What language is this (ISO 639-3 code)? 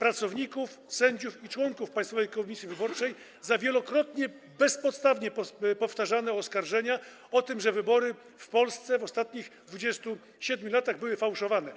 pol